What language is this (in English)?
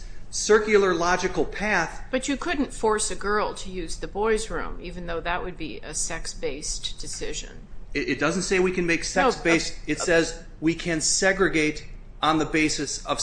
English